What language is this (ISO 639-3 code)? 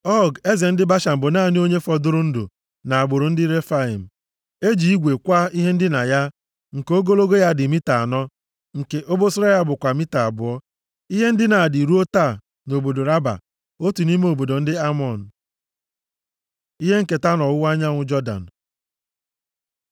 ibo